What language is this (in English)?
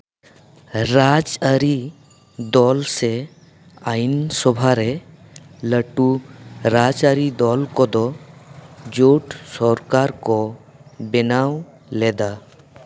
Santali